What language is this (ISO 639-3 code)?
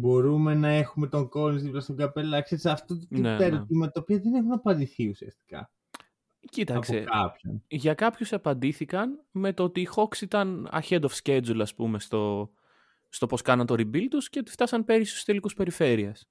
ell